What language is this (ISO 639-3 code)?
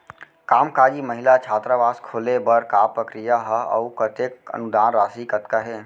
hne